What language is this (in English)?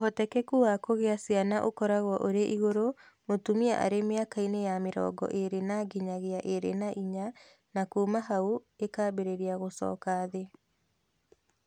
Kikuyu